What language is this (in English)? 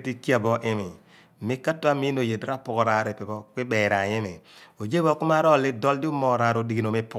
Abua